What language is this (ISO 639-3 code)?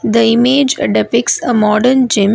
eng